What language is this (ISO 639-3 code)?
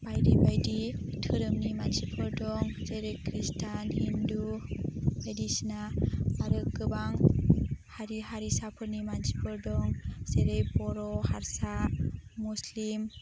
brx